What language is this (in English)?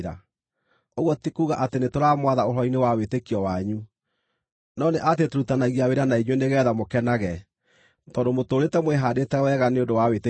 Kikuyu